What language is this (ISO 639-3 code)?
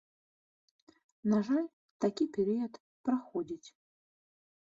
bel